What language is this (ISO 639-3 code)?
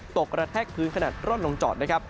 tha